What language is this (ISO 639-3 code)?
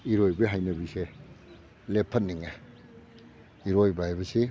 mni